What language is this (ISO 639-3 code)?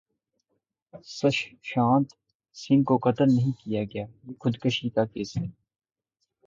urd